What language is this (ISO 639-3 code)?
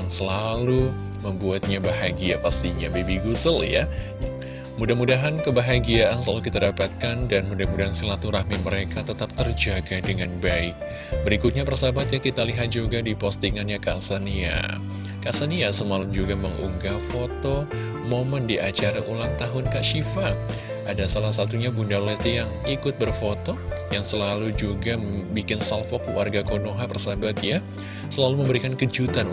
ind